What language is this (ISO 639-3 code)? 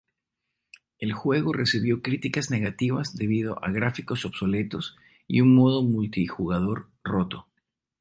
spa